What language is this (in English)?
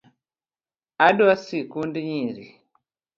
Luo (Kenya and Tanzania)